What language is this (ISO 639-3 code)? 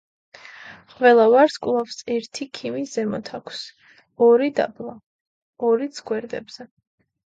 kat